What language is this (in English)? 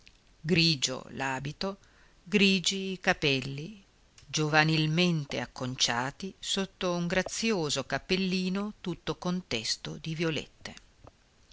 Italian